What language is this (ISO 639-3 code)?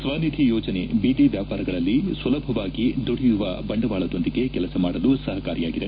kan